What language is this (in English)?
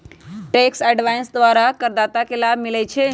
Magahi